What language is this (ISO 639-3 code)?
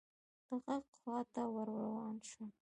pus